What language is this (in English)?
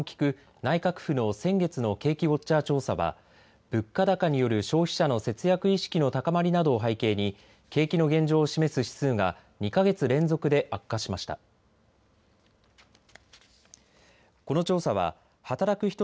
Japanese